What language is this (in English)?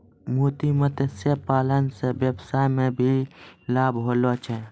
Maithili